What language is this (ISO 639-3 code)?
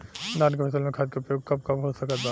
bho